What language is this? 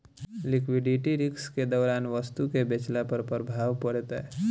Bhojpuri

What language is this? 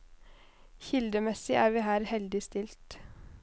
Norwegian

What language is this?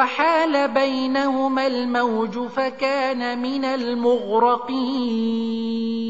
Arabic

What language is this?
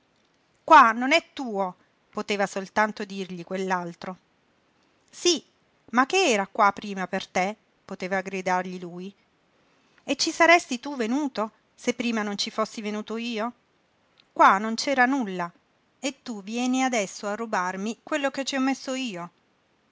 Italian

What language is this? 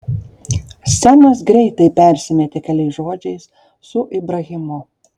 Lithuanian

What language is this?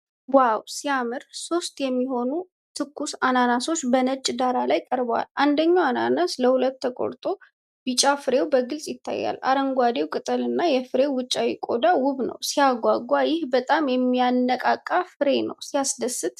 Amharic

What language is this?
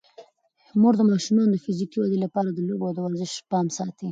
Pashto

